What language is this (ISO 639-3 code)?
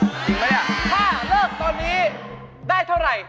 tha